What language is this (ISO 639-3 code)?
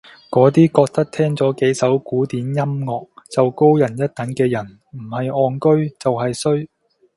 yue